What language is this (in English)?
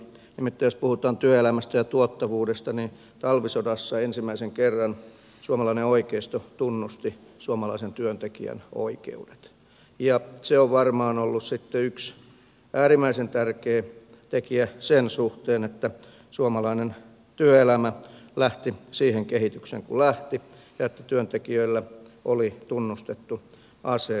Finnish